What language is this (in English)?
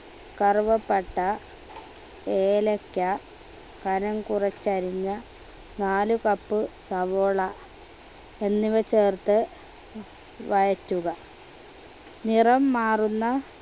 Malayalam